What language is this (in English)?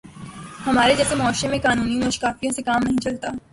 Urdu